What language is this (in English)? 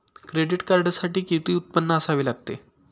Marathi